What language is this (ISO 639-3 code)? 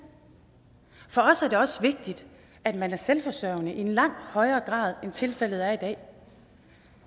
dan